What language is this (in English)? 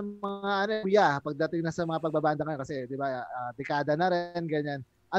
Filipino